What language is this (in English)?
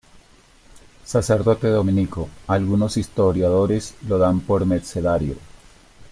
Spanish